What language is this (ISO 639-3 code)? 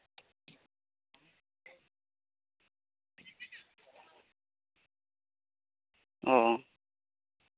sat